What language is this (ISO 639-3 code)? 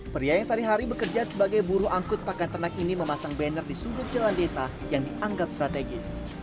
ind